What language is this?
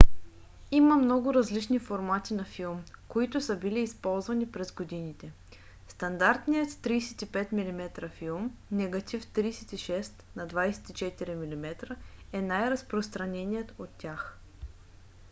Bulgarian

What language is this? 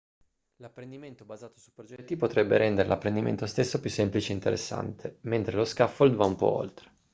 Italian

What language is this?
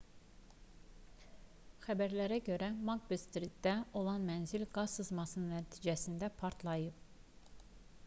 Azerbaijani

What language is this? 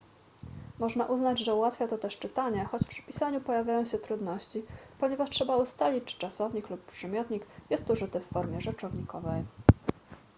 Polish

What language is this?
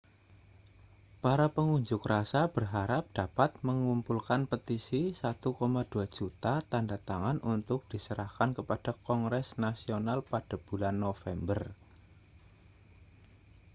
Indonesian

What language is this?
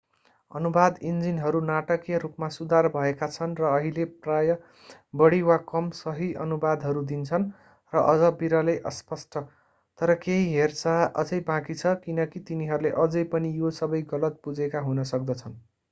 Nepali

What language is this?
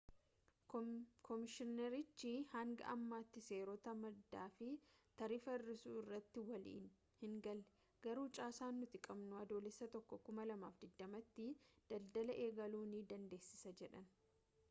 Oromo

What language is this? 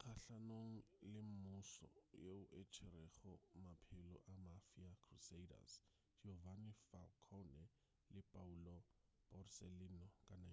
Northern Sotho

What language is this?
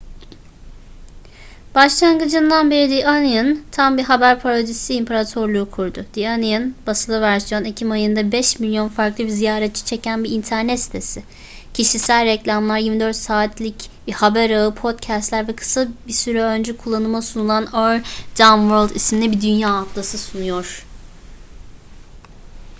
Turkish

